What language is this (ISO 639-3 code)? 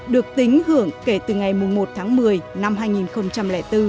vie